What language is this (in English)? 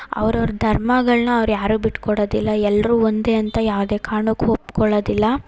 Kannada